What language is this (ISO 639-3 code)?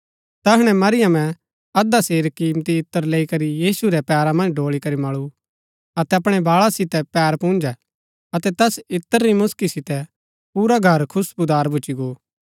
gbk